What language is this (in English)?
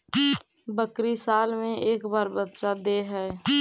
Magahi